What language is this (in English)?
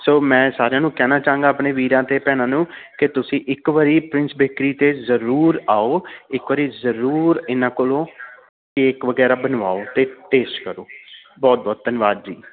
Punjabi